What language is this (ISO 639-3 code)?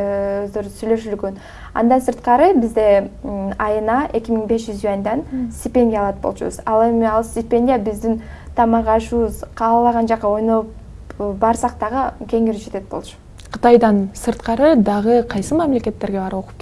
tur